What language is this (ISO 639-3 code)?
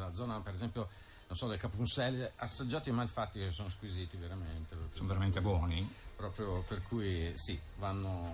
ita